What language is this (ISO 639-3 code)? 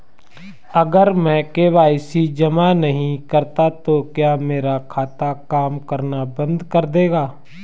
hin